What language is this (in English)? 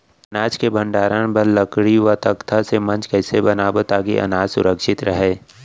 Chhattisgarhi